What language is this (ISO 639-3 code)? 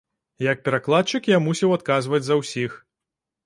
bel